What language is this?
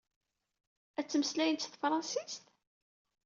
Kabyle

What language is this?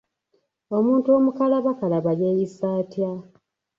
Ganda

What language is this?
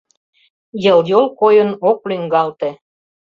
Mari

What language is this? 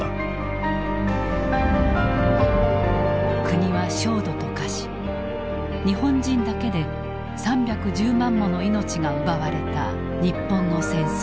Japanese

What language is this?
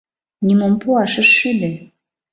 Mari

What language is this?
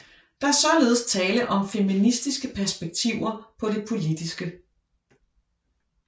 Danish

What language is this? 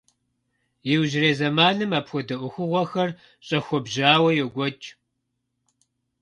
Kabardian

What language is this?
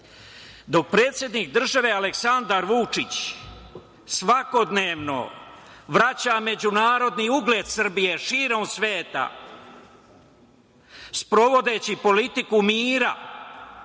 Serbian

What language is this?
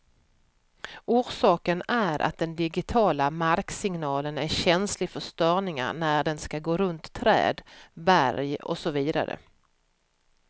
Swedish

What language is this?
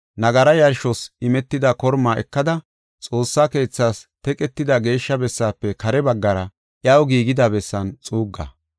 Gofa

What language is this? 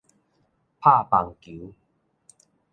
Min Nan Chinese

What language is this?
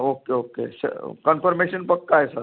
Marathi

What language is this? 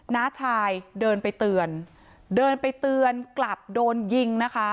Thai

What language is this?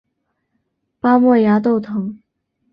Chinese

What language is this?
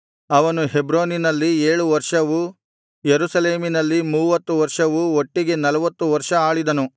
Kannada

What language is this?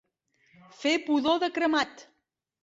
Catalan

